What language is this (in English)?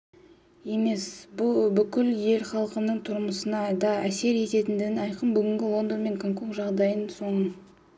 Kazakh